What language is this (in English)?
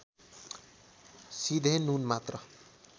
Nepali